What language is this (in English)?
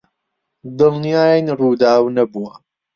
Central Kurdish